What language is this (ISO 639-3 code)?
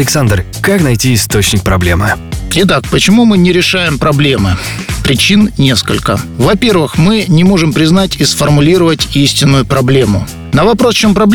rus